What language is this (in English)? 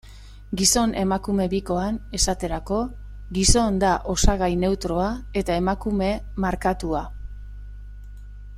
Basque